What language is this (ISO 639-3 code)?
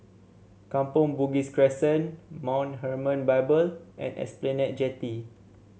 eng